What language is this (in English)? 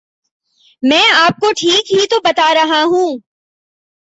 Urdu